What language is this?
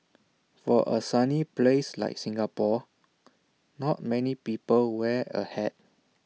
English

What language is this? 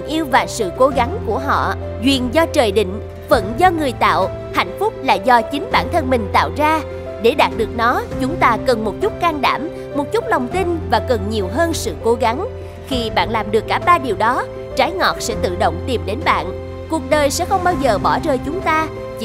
Vietnamese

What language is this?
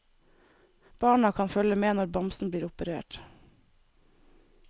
Norwegian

